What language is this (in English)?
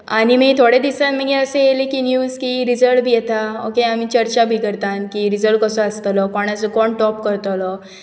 Konkani